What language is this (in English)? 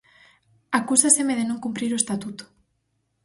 Galician